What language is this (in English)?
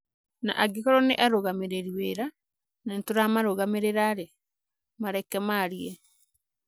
Kikuyu